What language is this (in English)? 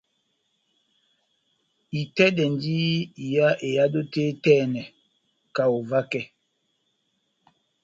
Batanga